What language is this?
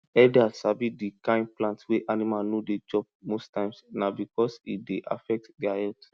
Nigerian Pidgin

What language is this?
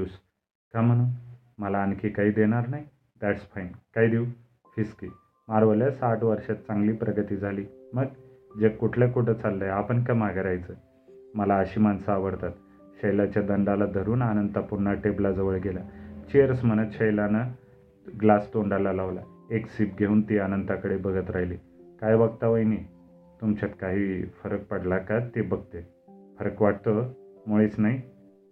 Marathi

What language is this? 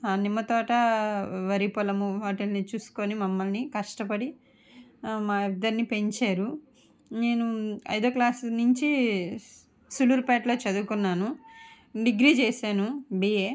Telugu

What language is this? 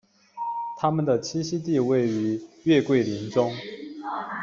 Chinese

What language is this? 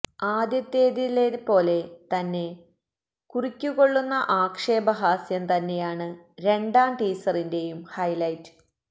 Malayalam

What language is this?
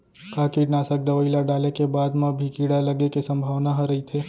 Chhattisgarhi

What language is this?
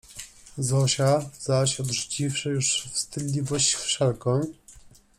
Polish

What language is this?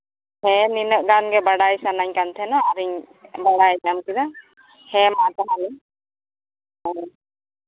Santali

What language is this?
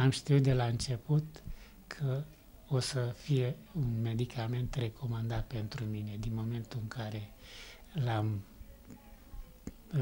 Romanian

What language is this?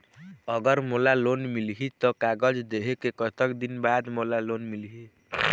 Chhattisgarhi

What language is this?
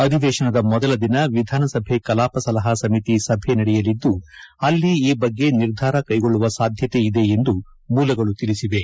Kannada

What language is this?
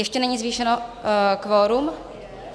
Czech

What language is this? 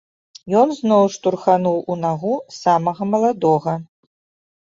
Belarusian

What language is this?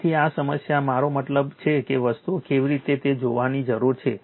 Gujarati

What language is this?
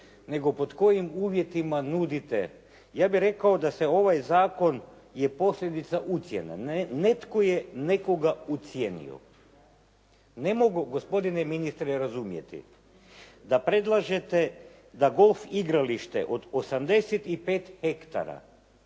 Croatian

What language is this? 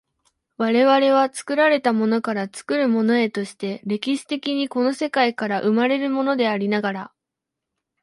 Japanese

